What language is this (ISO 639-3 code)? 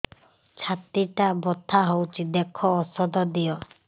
ori